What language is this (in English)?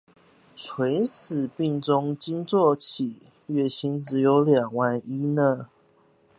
Chinese